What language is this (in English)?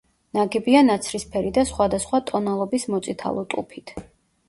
Georgian